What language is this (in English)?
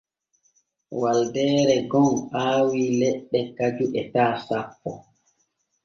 Borgu Fulfulde